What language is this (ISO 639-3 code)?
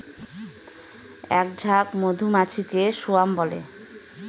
ben